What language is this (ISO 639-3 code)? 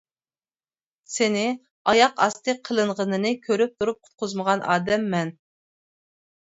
uig